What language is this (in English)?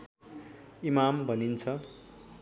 Nepali